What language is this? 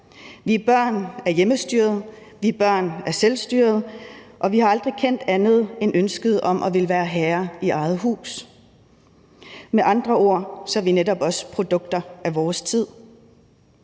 Danish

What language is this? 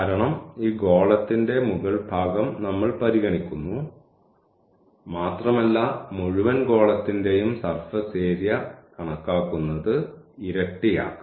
Malayalam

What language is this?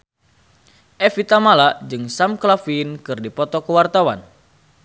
Sundanese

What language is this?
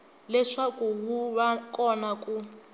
Tsonga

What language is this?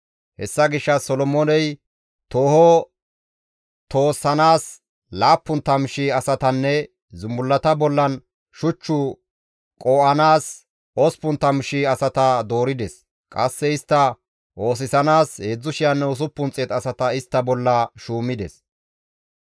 Gamo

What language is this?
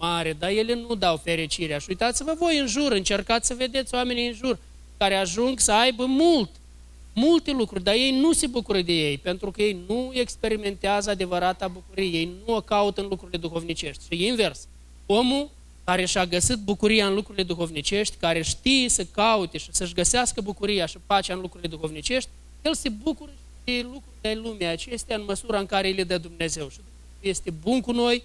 Romanian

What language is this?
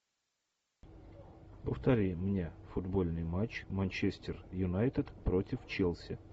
Russian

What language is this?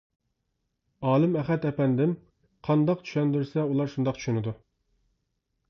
Uyghur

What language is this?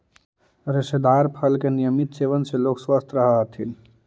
Magahi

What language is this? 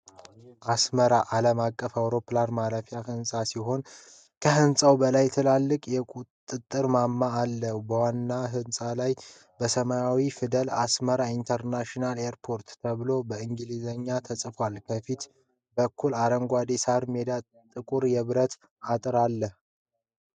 Amharic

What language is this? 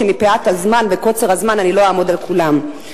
Hebrew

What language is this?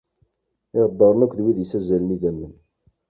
Kabyle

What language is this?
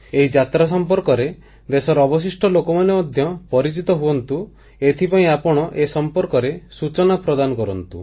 Odia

